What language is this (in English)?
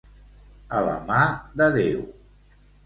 Catalan